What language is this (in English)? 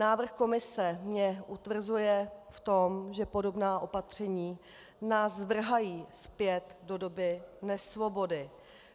Czech